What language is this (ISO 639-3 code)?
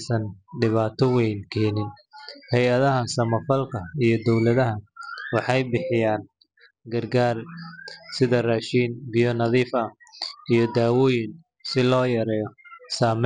som